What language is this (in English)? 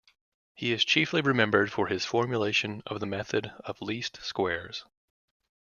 English